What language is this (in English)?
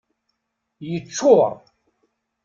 Kabyle